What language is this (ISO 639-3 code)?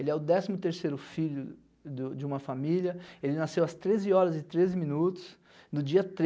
por